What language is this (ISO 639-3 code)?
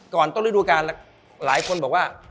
tha